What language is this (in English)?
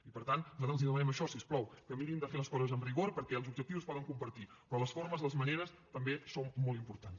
Catalan